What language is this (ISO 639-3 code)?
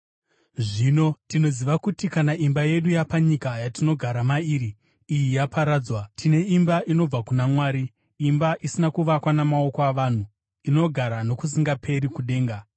sna